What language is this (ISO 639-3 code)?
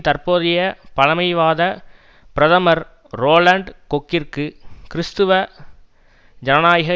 tam